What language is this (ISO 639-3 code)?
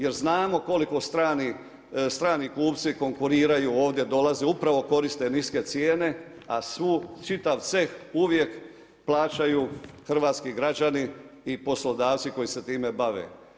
hrv